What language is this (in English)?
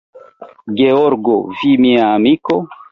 Esperanto